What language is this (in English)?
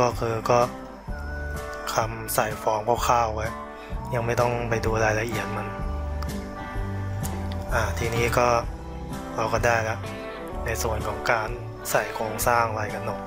Thai